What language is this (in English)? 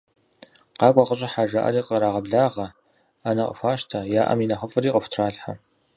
Kabardian